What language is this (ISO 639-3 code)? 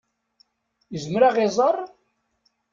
kab